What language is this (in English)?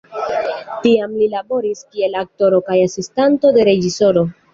Esperanto